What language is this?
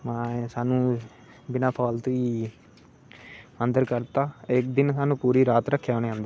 Dogri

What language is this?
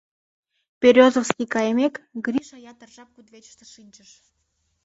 Mari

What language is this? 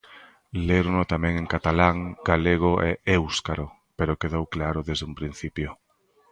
Galician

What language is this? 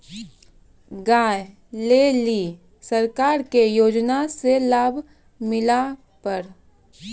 Maithili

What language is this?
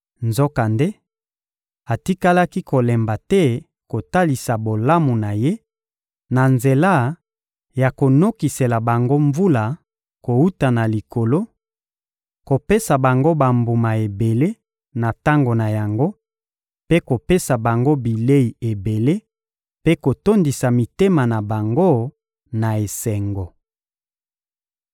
Lingala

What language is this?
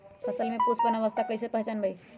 Magahi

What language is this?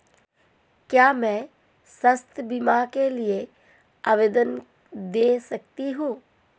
Hindi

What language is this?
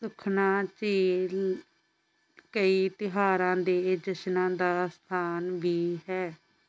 Punjabi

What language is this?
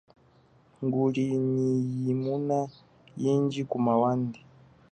Chokwe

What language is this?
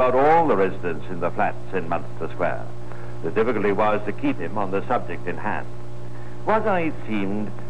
English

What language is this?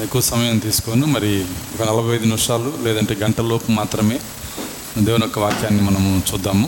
Telugu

